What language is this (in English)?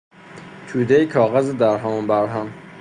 Persian